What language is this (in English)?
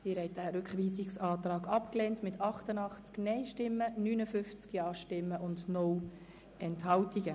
Swiss German